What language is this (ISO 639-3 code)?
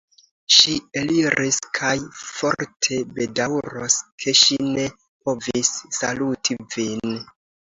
epo